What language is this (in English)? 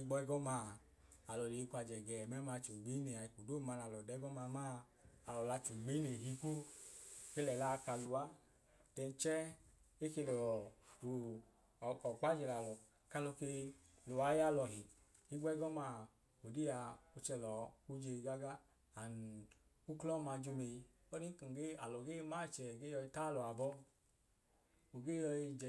Idoma